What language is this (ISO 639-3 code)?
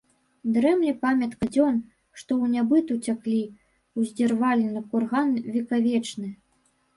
bel